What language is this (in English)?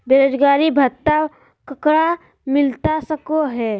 Magahi